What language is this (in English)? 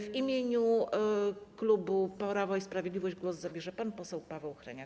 Polish